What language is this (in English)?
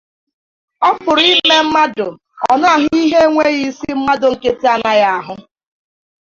Igbo